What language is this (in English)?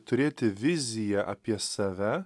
Lithuanian